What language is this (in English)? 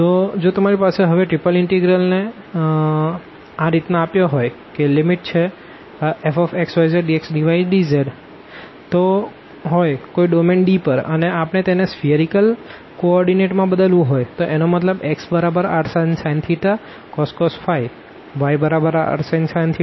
Gujarati